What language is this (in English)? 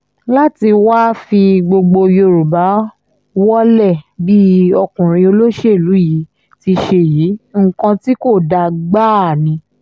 Yoruba